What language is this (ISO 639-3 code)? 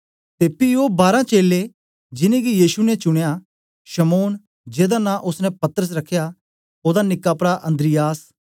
doi